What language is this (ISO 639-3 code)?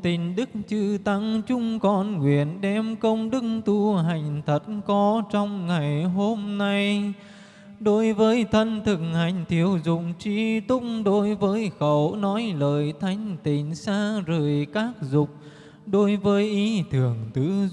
vie